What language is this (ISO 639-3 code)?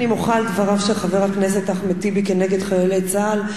heb